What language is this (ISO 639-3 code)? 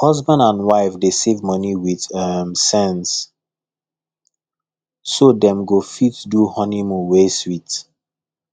pcm